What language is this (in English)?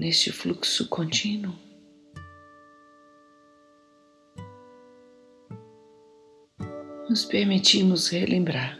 Portuguese